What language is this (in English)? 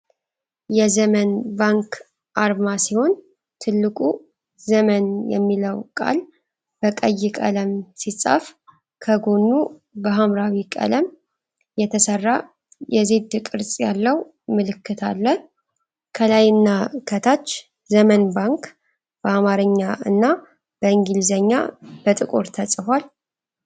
Amharic